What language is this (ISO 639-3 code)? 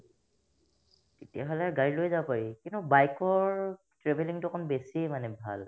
asm